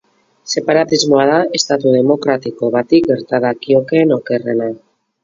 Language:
Basque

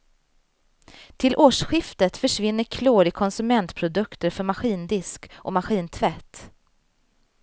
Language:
Swedish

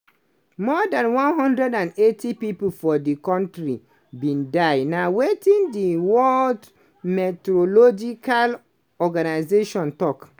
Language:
Nigerian Pidgin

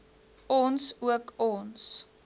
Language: Afrikaans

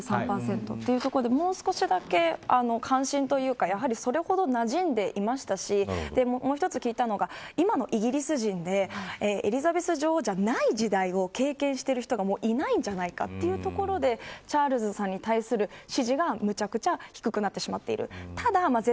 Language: Japanese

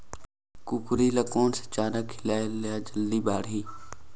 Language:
Chhattisgarhi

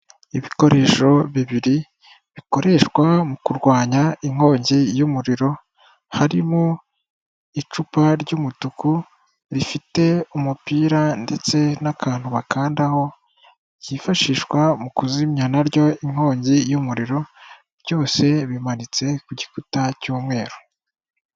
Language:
Kinyarwanda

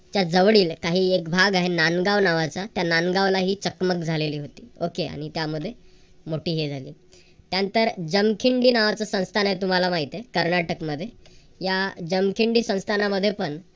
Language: Marathi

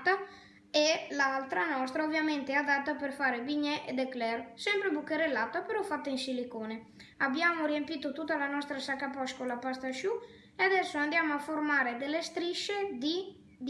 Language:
Italian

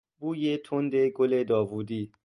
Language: Persian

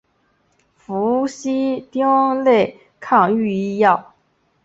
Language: Chinese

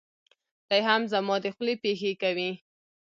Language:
Pashto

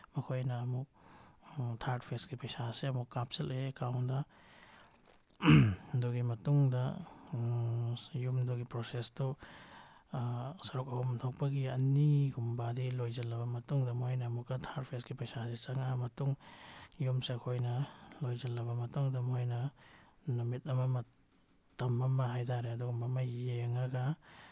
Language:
Manipuri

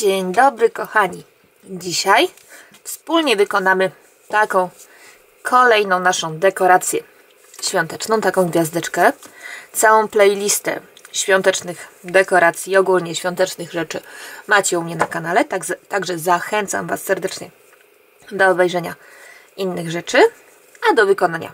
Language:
Polish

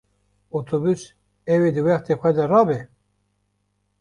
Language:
Kurdish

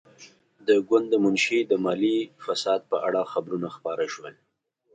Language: Pashto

